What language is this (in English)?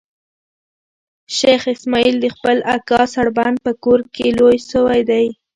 Pashto